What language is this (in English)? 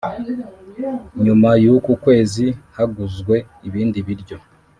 Kinyarwanda